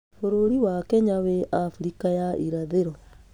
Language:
Kikuyu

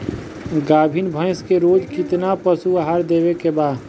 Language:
Bhojpuri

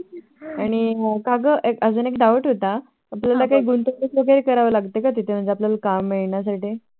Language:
Marathi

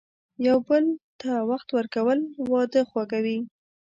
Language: Pashto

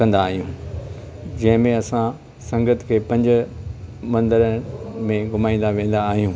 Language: Sindhi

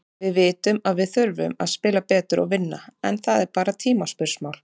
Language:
Icelandic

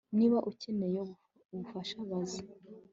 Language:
Kinyarwanda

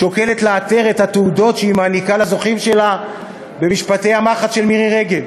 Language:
Hebrew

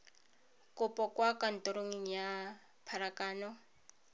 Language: Tswana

